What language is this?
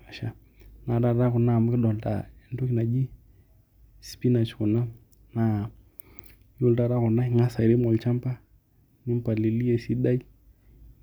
Masai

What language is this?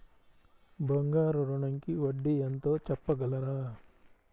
Telugu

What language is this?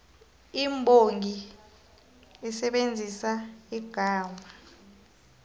South Ndebele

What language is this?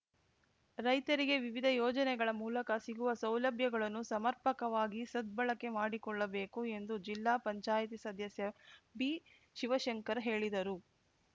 Kannada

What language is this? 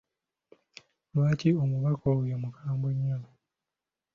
Ganda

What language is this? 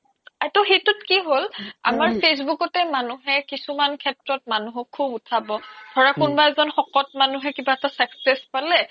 Assamese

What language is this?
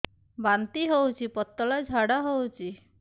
Odia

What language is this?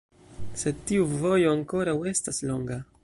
Esperanto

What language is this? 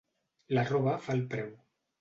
Catalan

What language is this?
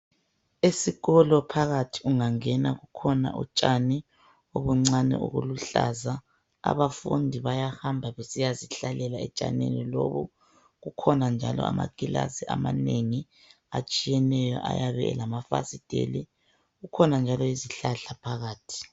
North Ndebele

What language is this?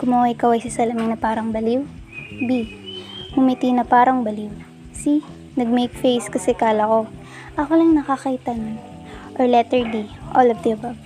Filipino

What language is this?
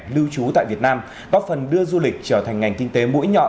Vietnamese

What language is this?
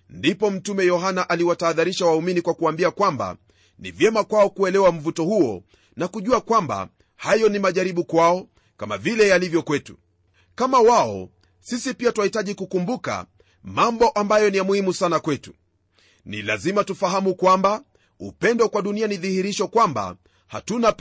Swahili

